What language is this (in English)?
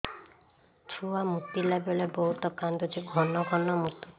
Odia